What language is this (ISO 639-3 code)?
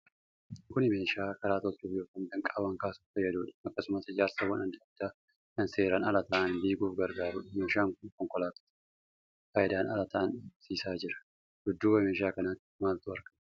orm